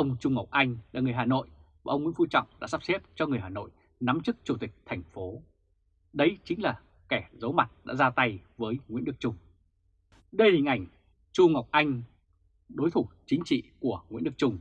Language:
Vietnamese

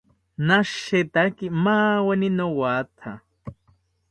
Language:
South Ucayali Ashéninka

